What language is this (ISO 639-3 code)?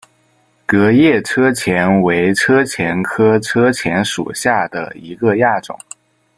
zho